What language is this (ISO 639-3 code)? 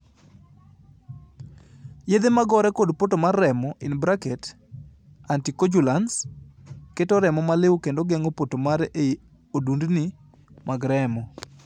luo